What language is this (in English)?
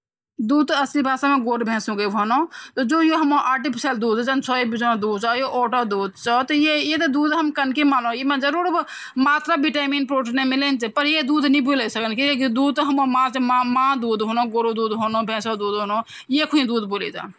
Garhwali